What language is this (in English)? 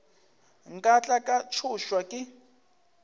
Northern Sotho